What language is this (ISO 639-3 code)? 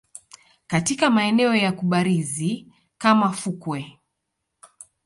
swa